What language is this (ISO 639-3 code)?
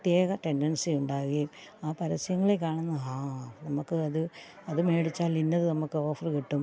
mal